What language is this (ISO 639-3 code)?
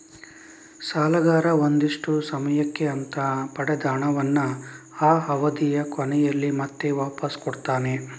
kan